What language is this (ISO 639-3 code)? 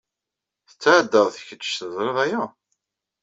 kab